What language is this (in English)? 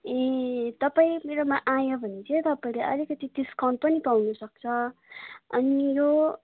Nepali